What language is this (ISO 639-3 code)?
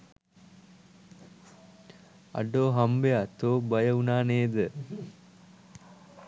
sin